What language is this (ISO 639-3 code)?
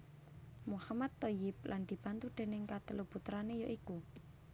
jav